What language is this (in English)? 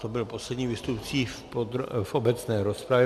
Czech